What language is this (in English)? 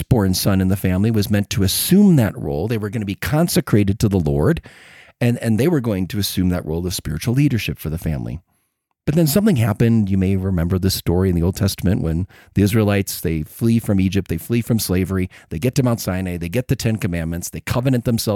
English